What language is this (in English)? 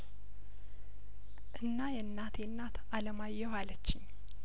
Amharic